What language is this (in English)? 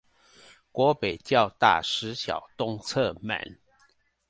Chinese